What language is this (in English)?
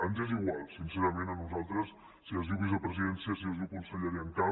Catalan